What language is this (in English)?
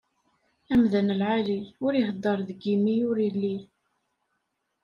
Kabyle